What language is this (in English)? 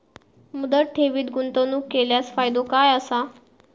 Marathi